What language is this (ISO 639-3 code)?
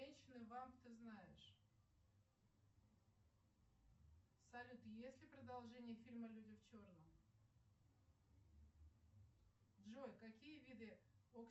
rus